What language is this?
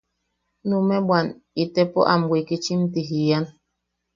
Yaqui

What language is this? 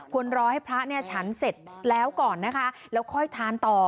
Thai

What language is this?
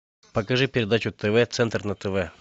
Russian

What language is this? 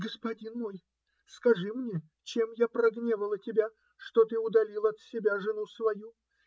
Russian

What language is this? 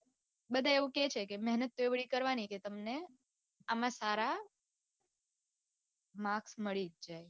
Gujarati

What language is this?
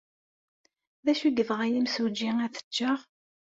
Kabyle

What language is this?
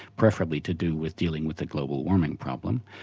English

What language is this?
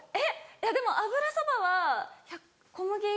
Japanese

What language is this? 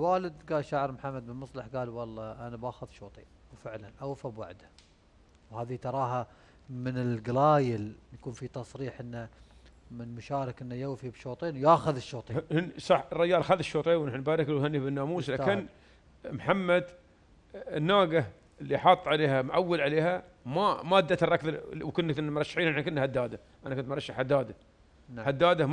Arabic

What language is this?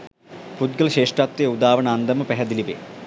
Sinhala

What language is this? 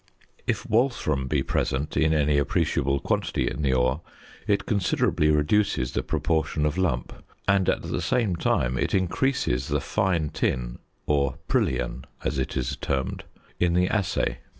English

